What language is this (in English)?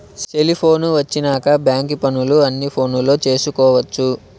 Telugu